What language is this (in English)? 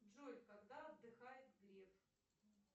Russian